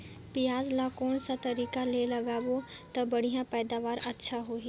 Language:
Chhattisgarhi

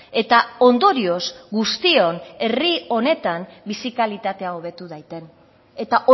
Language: Basque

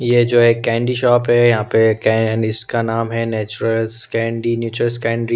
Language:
Hindi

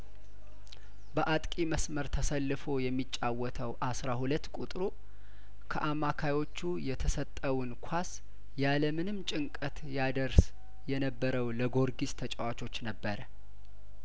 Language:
Amharic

